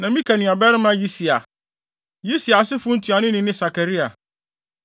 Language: Akan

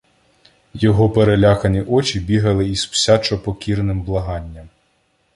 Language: Ukrainian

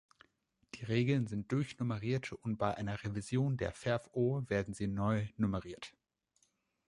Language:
German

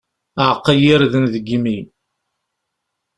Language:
Kabyle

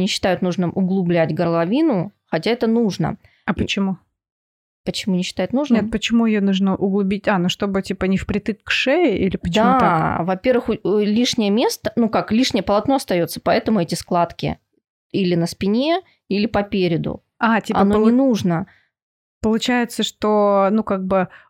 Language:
Russian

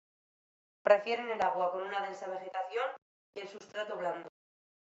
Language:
Spanish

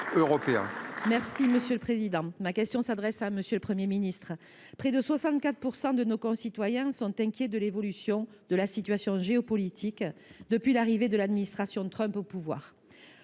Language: French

